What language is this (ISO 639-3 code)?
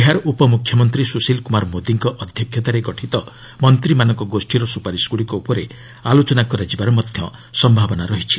ori